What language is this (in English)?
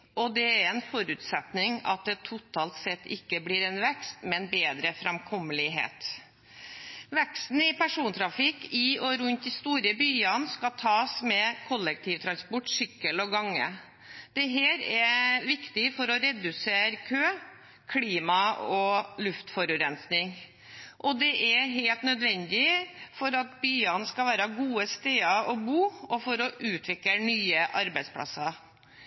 Norwegian Bokmål